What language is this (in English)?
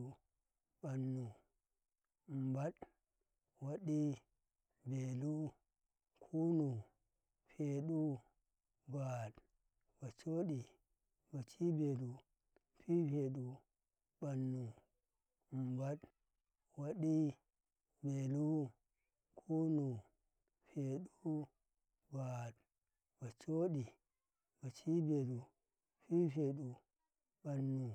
Karekare